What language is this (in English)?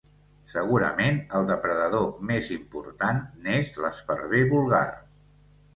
Catalan